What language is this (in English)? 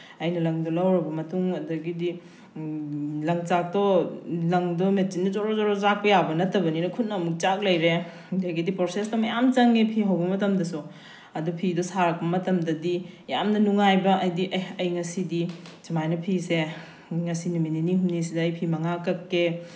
Manipuri